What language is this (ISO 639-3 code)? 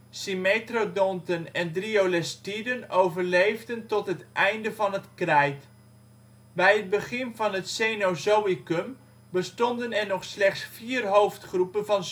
nld